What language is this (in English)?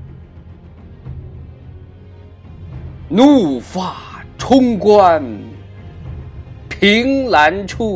Chinese